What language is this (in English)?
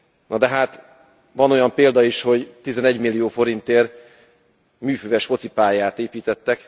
Hungarian